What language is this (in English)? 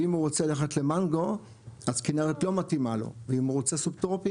Hebrew